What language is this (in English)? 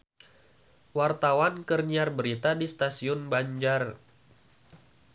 Sundanese